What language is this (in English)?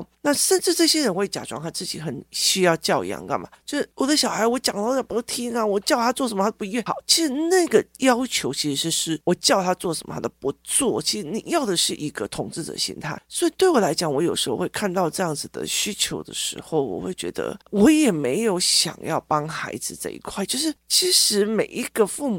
Chinese